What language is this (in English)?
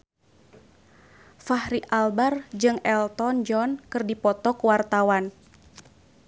Sundanese